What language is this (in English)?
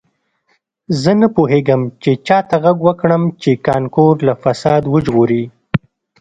Pashto